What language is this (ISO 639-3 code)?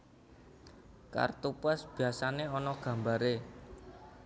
jav